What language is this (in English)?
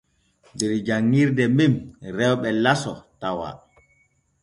Borgu Fulfulde